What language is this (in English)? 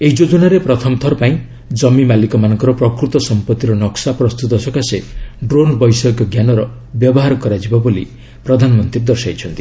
Odia